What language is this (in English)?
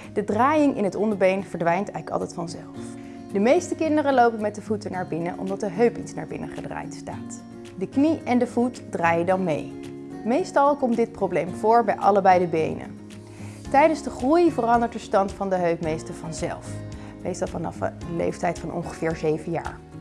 Dutch